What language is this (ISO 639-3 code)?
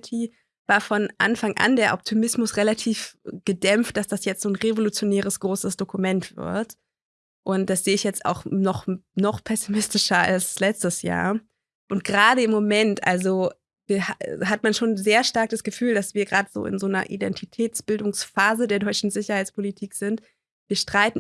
deu